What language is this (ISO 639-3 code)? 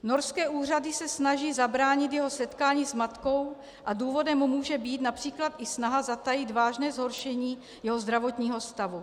ces